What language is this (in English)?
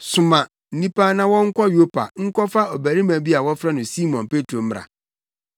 Akan